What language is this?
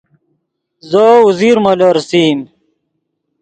Yidgha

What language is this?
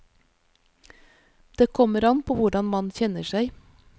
Norwegian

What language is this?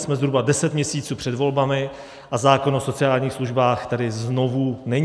Czech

